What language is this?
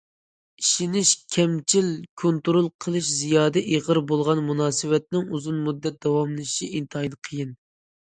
Uyghur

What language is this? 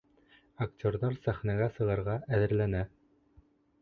Bashkir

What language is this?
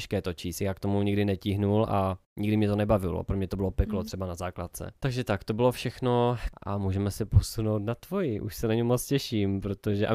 Czech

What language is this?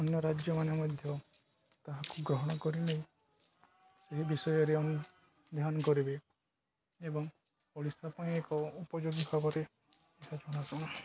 Odia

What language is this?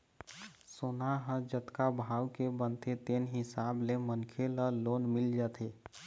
Chhattisgarhi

